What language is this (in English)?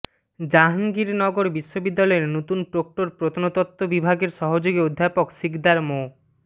Bangla